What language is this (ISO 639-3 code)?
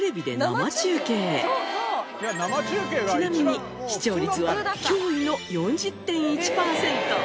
jpn